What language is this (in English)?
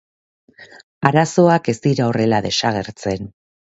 Basque